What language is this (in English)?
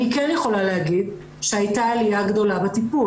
Hebrew